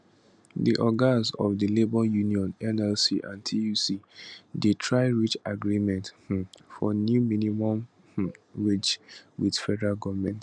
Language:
Nigerian Pidgin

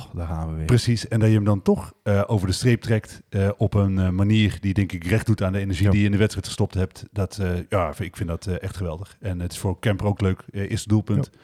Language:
Dutch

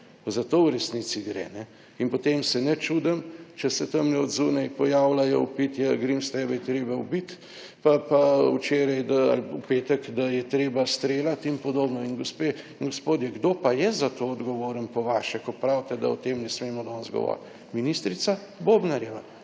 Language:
Slovenian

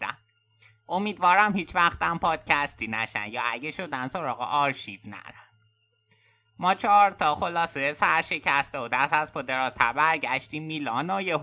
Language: Persian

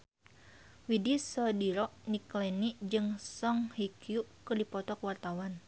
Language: Sundanese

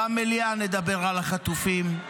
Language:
Hebrew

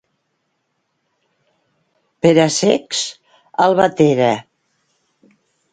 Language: Catalan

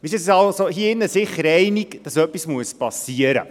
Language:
Swiss German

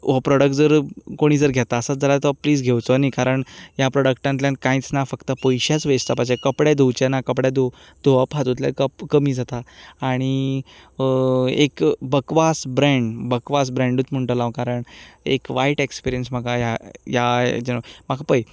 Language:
Konkani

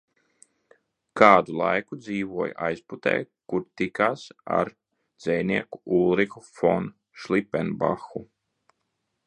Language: Latvian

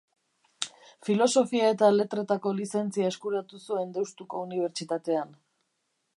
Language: Basque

